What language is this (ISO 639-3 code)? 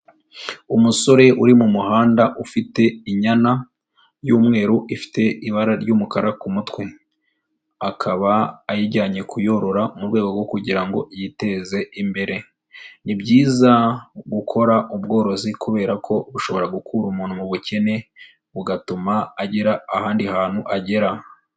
kin